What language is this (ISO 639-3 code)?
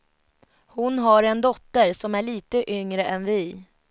swe